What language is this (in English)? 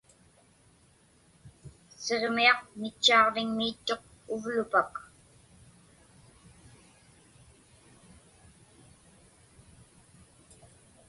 Inupiaq